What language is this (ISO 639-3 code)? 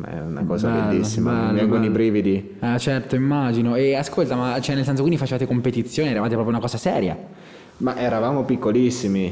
ita